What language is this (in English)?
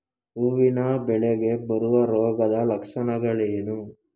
Kannada